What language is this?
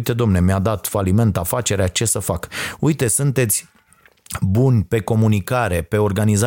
Romanian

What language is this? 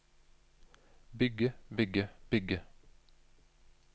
Norwegian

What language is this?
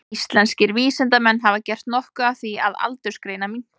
Icelandic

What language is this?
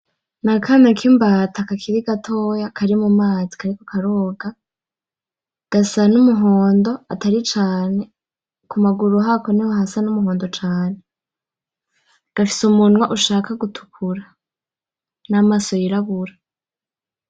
Rundi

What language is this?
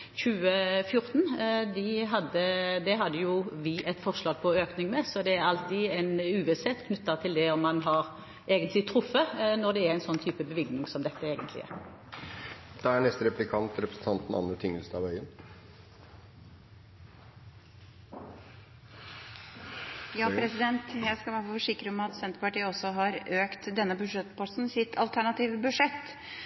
Norwegian Bokmål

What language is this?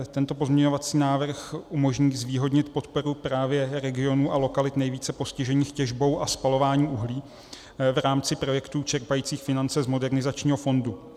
Czech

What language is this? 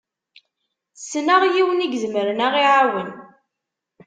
Kabyle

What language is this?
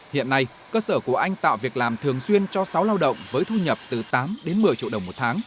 Vietnamese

